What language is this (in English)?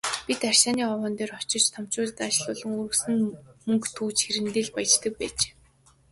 Mongolian